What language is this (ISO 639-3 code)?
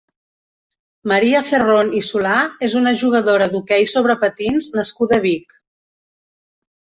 cat